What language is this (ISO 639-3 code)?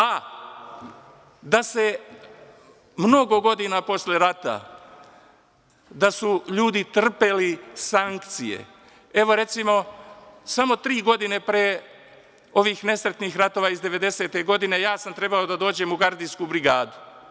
srp